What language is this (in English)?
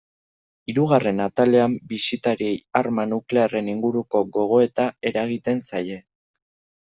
Basque